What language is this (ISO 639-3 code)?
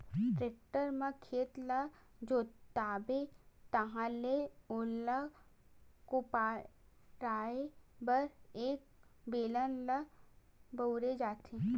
hne